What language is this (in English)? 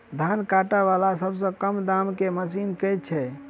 Maithili